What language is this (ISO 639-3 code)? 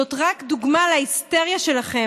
heb